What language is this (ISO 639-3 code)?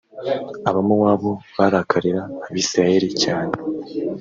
kin